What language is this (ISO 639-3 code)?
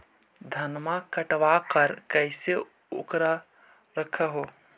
mag